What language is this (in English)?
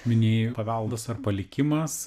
Lithuanian